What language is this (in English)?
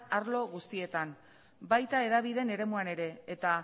Basque